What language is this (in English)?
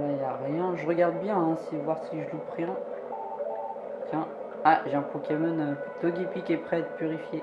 French